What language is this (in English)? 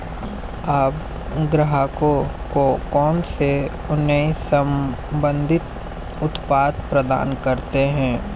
Hindi